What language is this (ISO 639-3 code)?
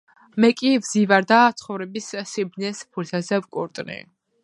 kat